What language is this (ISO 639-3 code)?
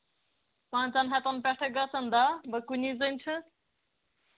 kas